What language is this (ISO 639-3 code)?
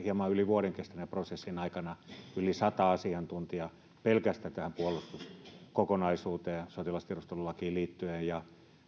fin